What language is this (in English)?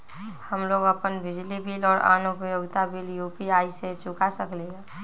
Magahi